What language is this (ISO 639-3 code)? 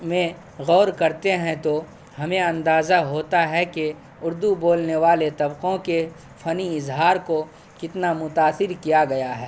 urd